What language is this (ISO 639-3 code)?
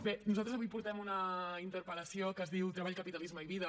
cat